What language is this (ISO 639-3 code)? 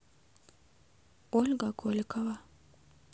rus